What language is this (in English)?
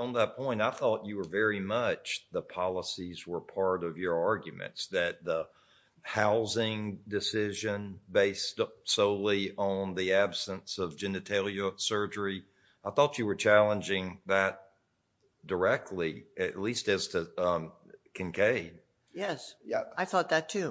English